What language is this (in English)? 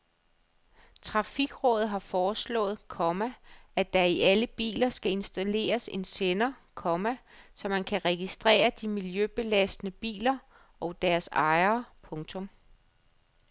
Danish